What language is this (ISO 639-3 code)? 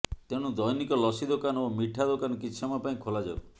ori